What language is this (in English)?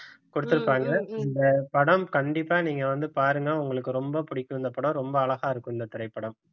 Tamil